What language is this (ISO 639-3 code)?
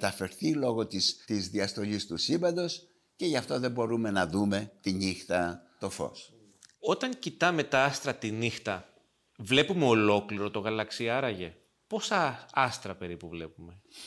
ell